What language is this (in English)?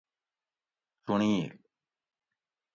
Gawri